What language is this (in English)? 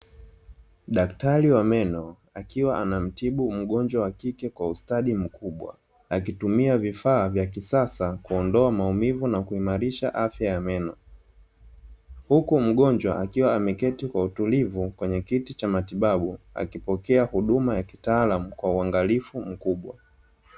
Swahili